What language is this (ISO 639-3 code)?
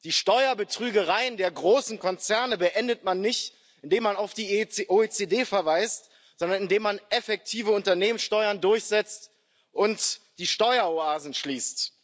deu